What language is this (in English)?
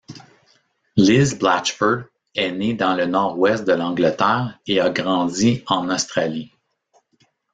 French